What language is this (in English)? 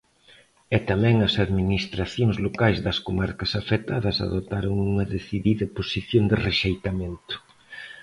Galician